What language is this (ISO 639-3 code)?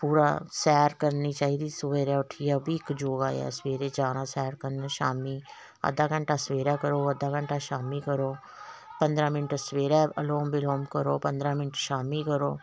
doi